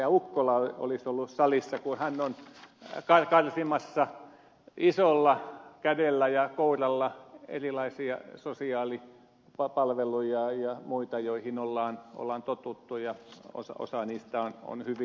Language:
Finnish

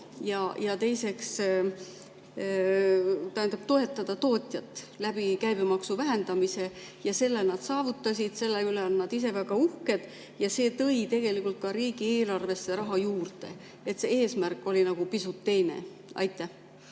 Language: Estonian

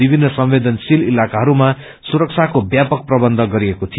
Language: Nepali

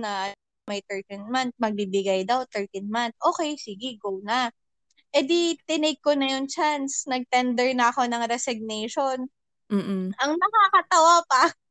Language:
Filipino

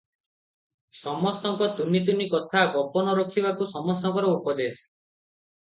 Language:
Odia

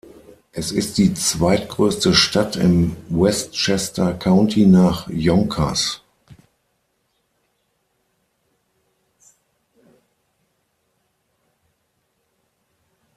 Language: German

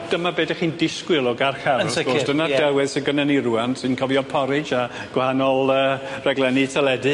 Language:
Welsh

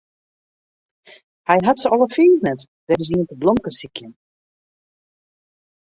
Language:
Western Frisian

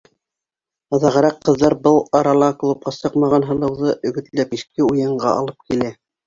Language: Bashkir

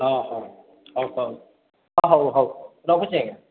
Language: Odia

